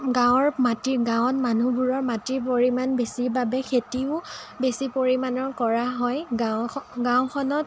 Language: Assamese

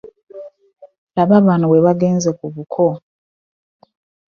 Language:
Ganda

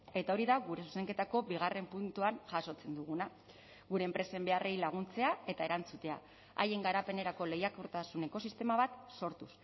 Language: Basque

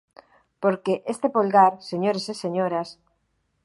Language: Galician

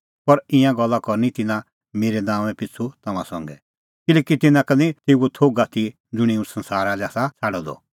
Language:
Kullu Pahari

